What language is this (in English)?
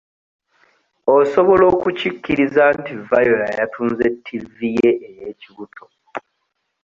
Ganda